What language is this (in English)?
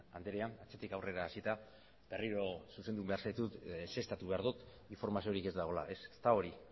Basque